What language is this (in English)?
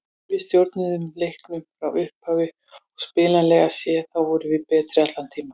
Icelandic